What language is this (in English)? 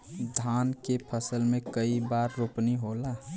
Bhojpuri